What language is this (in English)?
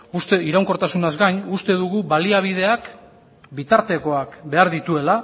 Basque